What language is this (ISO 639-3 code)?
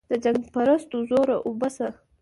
pus